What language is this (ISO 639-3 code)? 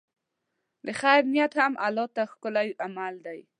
pus